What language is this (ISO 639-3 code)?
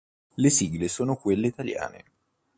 ita